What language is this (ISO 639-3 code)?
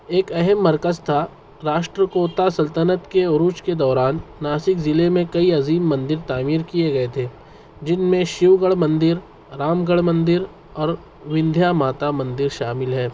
urd